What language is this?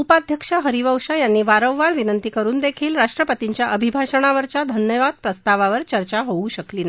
Marathi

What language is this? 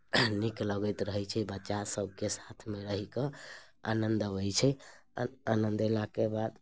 Maithili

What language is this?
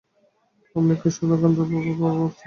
Bangla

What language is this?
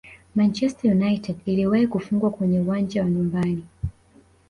Swahili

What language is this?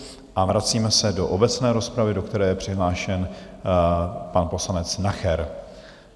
Czech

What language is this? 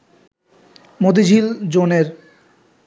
Bangla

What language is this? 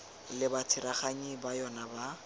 Tswana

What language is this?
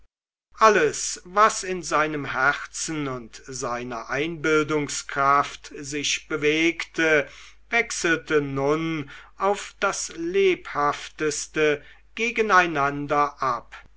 German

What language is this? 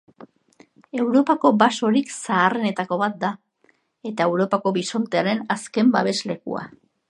Basque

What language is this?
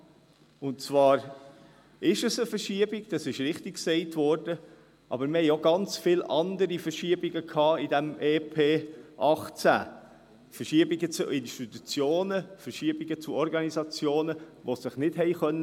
Swiss German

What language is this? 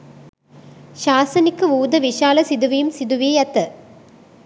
Sinhala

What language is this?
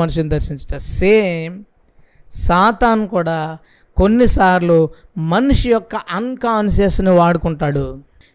Telugu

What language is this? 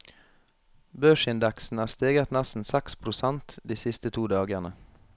Norwegian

